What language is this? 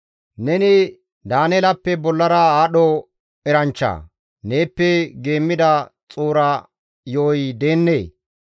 Gamo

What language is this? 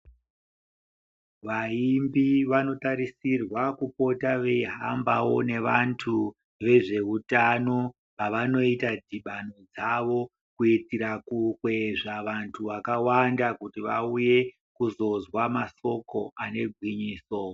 Ndau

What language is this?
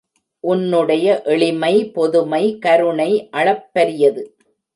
Tamil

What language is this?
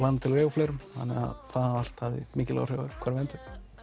Icelandic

